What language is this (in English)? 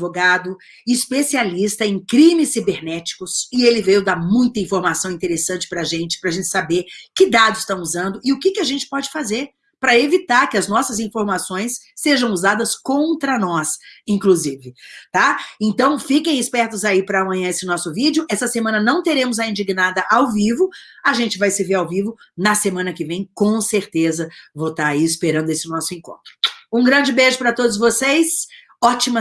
Portuguese